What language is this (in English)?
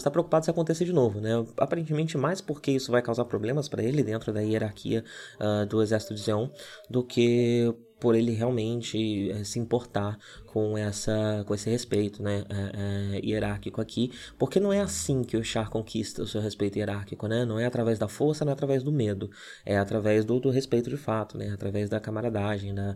Portuguese